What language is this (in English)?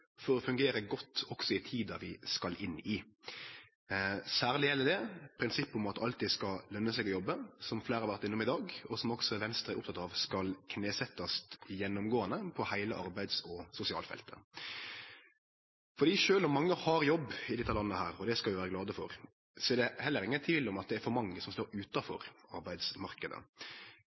Norwegian Nynorsk